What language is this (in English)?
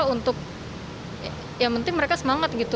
Indonesian